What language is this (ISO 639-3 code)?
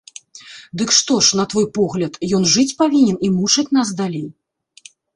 bel